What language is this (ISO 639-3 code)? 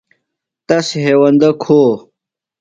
phl